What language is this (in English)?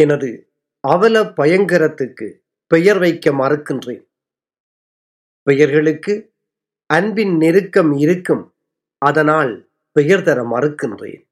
Tamil